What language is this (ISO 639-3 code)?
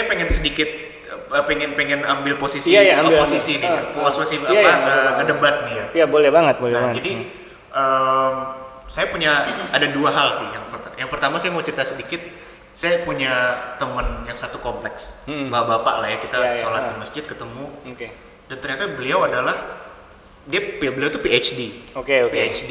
ind